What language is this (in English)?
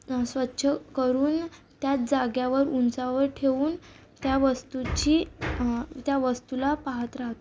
Marathi